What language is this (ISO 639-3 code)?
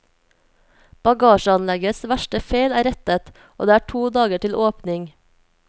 nor